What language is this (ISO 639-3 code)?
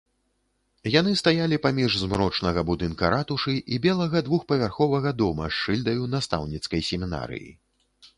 bel